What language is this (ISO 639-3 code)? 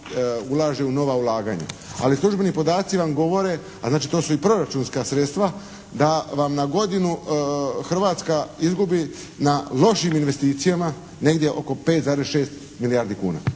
hrv